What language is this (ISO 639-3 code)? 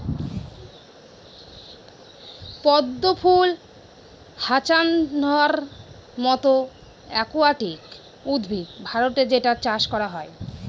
ben